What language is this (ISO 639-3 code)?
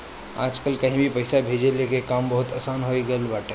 bho